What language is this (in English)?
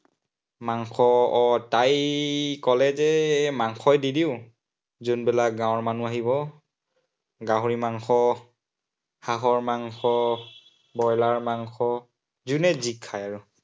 Assamese